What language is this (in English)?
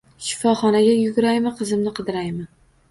Uzbek